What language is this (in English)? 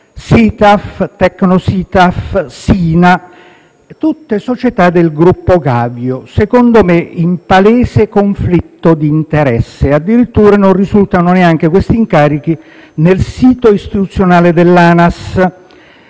Italian